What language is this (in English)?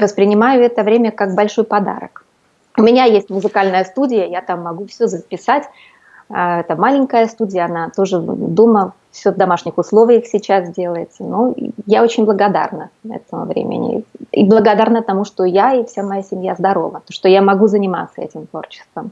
Russian